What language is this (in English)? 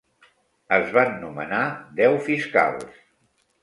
Catalan